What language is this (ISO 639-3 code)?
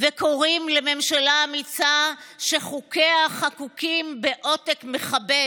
heb